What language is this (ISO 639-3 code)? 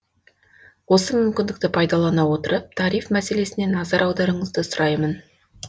kaz